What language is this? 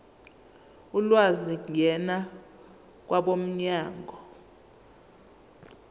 Zulu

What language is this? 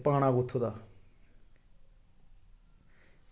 Dogri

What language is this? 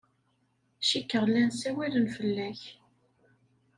Kabyle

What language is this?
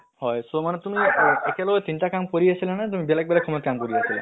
Assamese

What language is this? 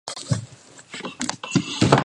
Georgian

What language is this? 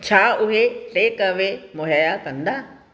Sindhi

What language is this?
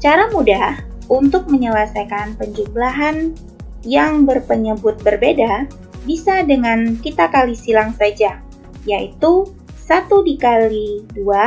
Indonesian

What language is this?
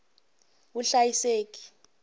Tsonga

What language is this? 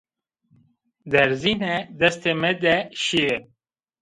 Zaza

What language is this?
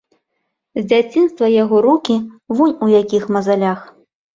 Belarusian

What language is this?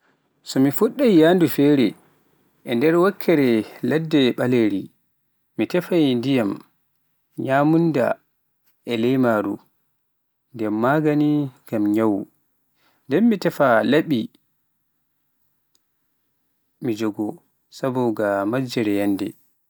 Pular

